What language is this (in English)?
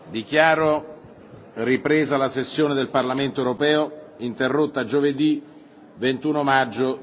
Italian